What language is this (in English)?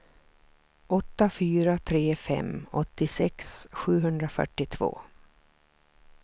Swedish